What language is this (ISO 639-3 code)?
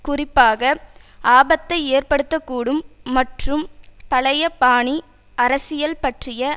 tam